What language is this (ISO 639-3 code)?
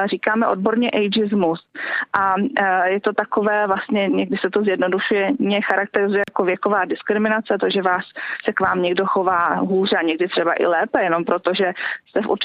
ces